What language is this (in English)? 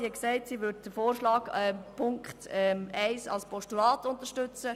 Swiss German